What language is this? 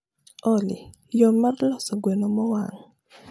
Luo (Kenya and Tanzania)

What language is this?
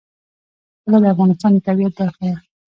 Pashto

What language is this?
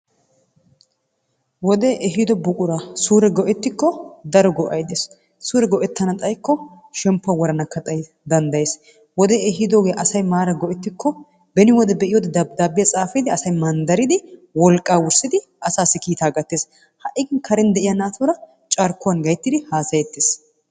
Wolaytta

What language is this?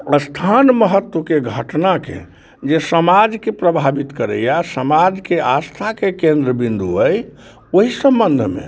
Maithili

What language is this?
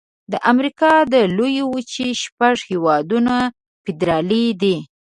Pashto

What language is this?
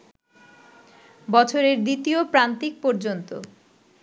Bangla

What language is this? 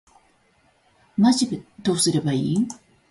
Japanese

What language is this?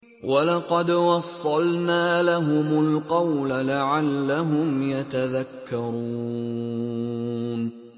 Arabic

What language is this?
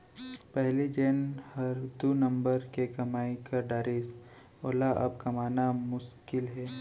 Chhattisgarhi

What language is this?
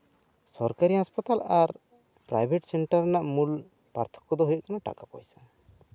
Santali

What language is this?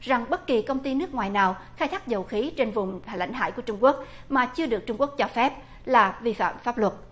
Vietnamese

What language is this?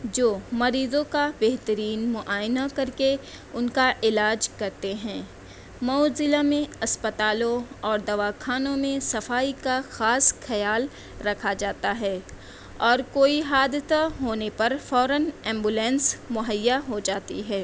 Urdu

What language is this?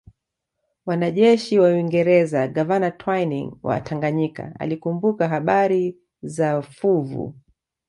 Swahili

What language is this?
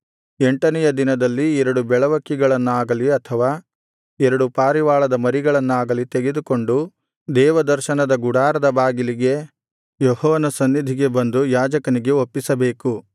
Kannada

